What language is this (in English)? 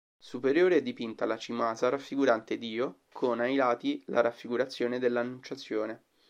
Italian